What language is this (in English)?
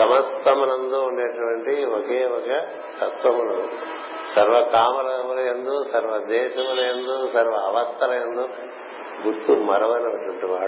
Telugu